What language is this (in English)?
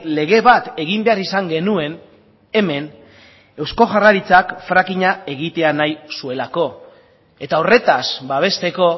Basque